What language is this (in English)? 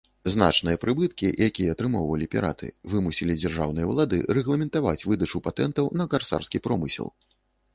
Belarusian